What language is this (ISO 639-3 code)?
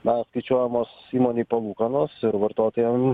lit